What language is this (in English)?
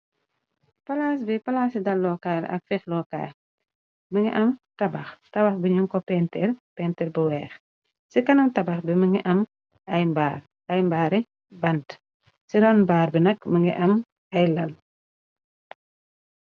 Wolof